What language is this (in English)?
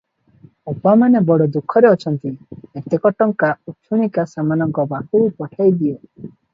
Odia